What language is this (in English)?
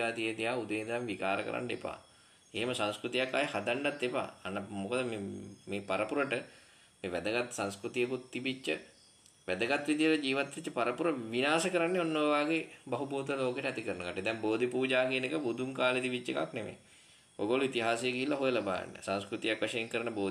Indonesian